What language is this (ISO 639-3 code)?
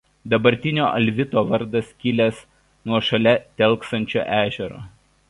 lit